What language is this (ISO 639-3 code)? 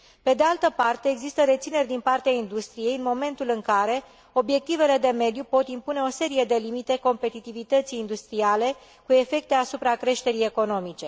ron